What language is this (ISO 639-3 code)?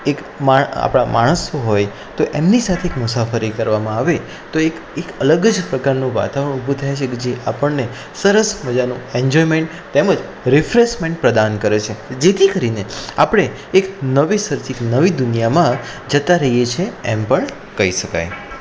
guj